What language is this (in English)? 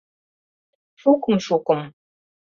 Mari